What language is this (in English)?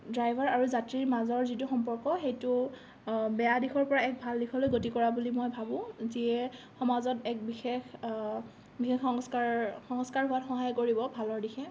Assamese